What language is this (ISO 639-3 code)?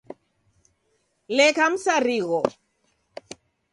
dav